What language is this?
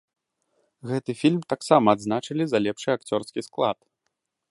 Belarusian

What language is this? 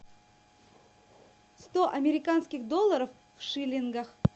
Russian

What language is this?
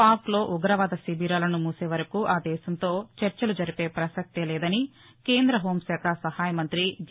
Telugu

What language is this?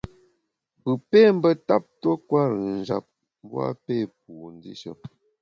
Bamun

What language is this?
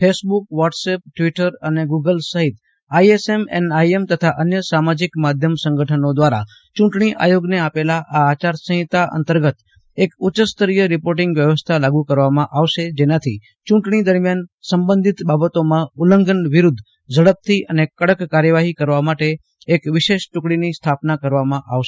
Gujarati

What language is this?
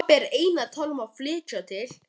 Icelandic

